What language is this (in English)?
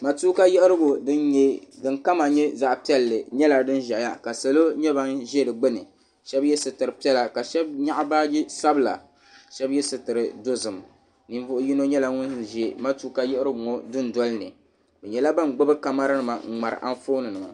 Dagbani